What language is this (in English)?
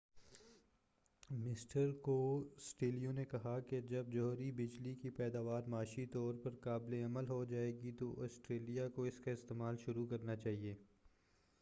Urdu